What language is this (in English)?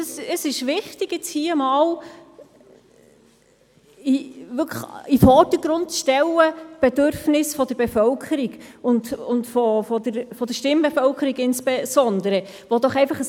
Swiss German